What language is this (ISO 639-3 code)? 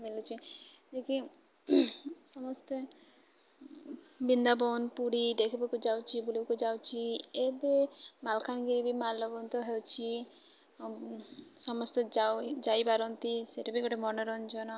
ori